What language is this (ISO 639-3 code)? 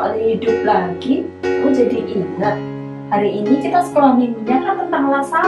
ind